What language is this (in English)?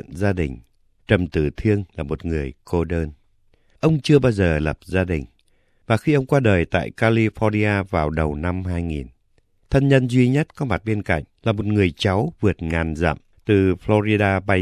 Vietnamese